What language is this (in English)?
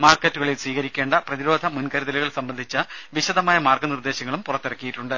Malayalam